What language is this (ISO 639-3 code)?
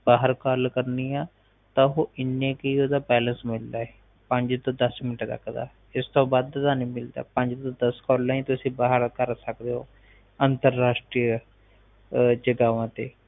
pan